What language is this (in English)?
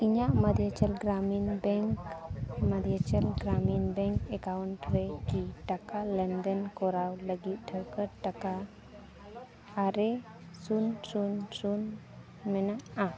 Santali